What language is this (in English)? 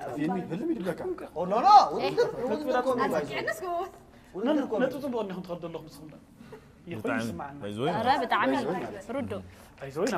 Arabic